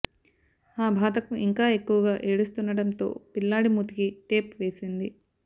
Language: Telugu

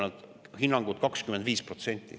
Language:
Estonian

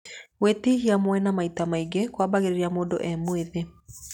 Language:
Kikuyu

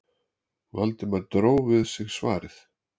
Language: Icelandic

